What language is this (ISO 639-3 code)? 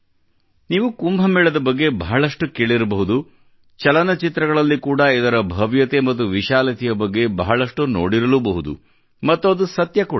kan